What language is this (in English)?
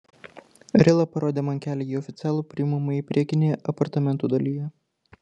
Lithuanian